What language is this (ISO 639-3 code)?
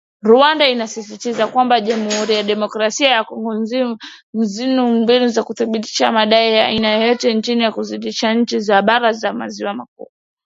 swa